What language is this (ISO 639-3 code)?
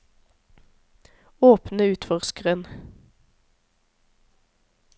nor